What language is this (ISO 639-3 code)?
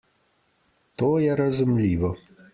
slv